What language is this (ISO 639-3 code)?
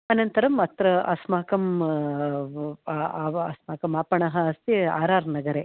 san